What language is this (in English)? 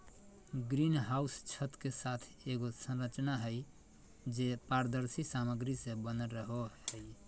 Magahi